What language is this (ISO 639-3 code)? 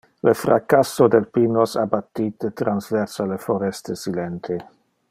ina